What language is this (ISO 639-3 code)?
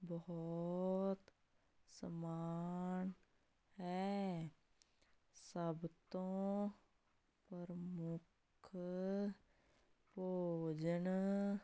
pan